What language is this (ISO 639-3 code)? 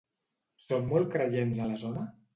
cat